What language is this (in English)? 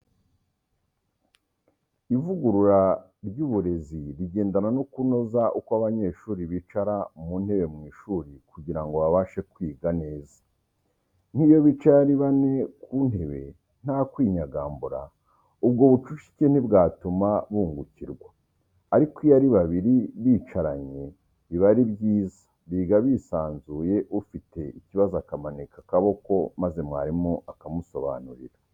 Kinyarwanda